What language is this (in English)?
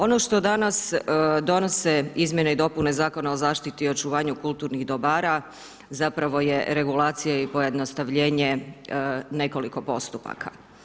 Croatian